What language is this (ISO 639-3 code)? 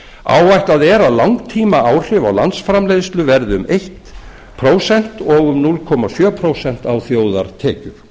isl